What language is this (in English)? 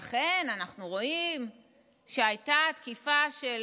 Hebrew